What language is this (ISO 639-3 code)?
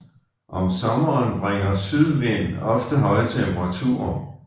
dan